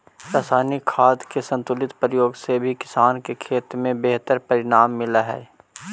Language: Magahi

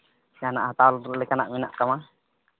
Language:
Santali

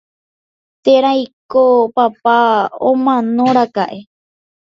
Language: Guarani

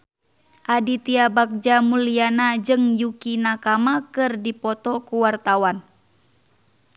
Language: Sundanese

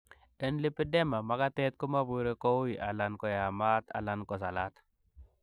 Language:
Kalenjin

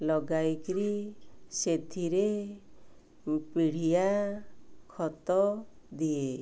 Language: Odia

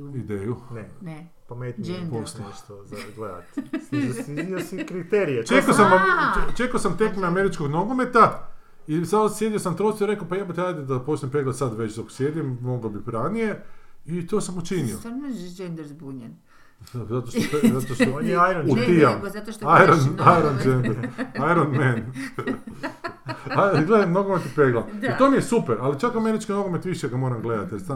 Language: Croatian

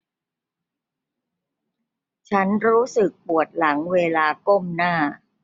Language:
Thai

